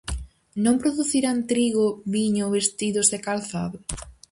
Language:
Galician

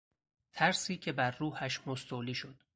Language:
Persian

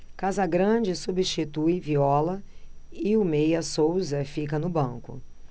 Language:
Portuguese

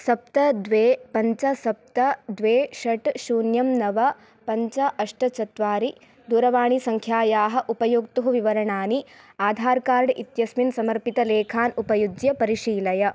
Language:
Sanskrit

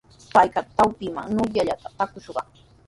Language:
Sihuas Ancash Quechua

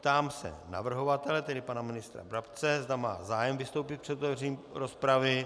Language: Czech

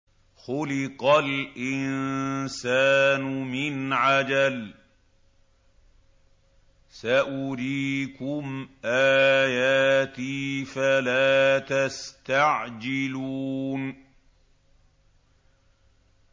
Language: Arabic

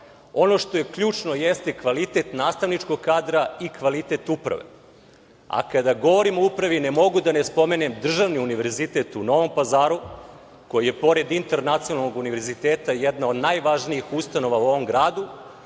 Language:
Serbian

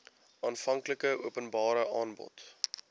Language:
Afrikaans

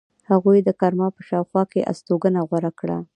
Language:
Pashto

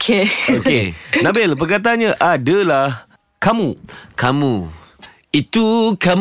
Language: Malay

